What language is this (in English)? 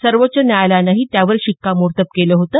Marathi